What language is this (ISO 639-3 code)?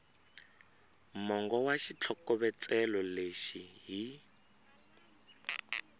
tso